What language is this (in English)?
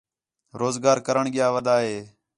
Khetrani